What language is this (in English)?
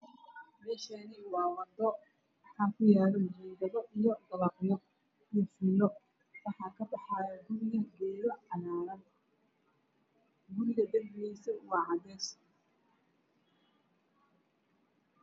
Somali